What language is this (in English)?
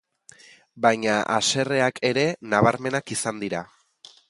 Basque